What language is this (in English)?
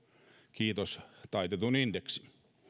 Finnish